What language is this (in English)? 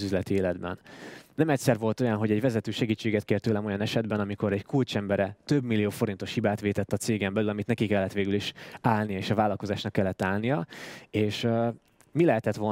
Hungarian